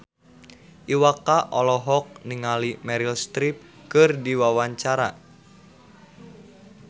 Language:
Sundanese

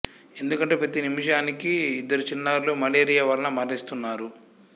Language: Telugu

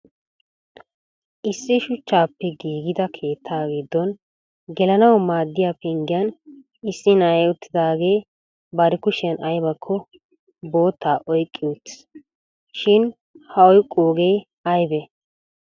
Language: Wolaytta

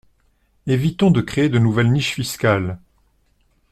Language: French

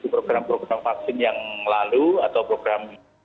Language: Indonesian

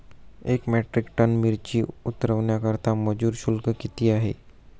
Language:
Marathi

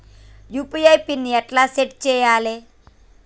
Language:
Telugu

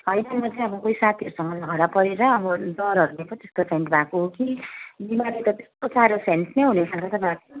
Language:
Nepali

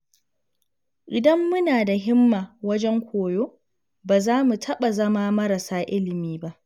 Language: Hausa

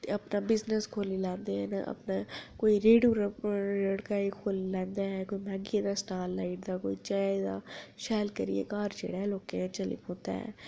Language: Dogri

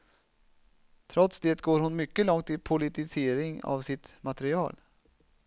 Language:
Swedish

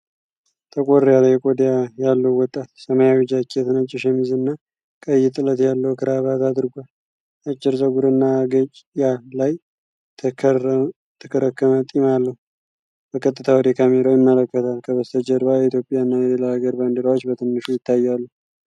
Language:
Amharic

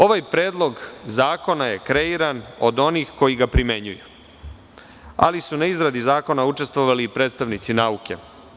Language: Serbian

